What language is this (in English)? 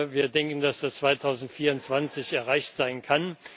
German